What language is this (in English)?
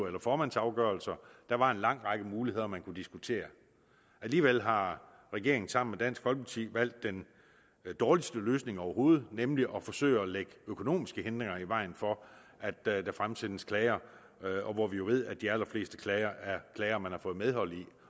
Danish